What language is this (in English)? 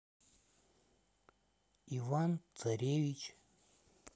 Russian